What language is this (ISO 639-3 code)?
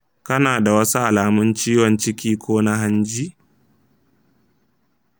hau